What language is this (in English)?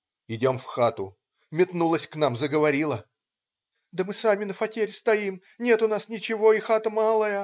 Russian